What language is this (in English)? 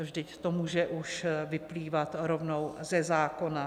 Czech